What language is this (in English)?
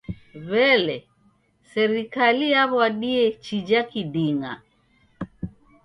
Taita